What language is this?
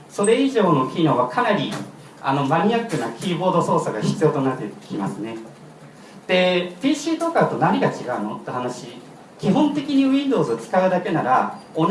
Japanese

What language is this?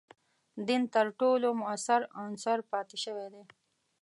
Pashto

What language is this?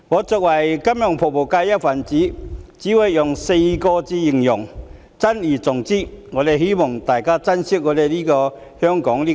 Cantonese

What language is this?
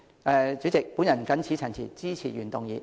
Cantonese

